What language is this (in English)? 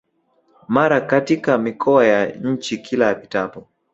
Swahili